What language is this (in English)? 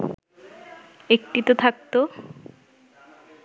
Bangla